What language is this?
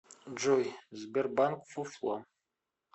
Russian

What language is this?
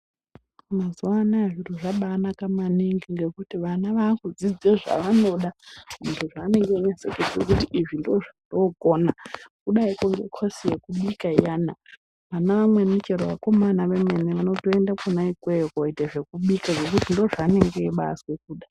Ndau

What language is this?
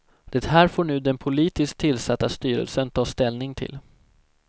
Swedish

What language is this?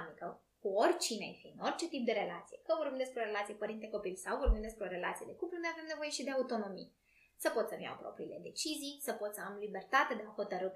Romanian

